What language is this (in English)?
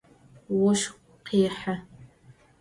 Adyghe